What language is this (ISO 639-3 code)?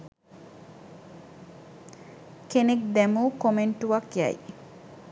sin